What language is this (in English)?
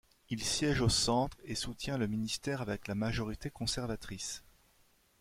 French